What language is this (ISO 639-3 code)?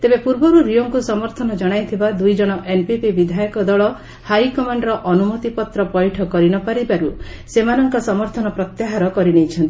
ori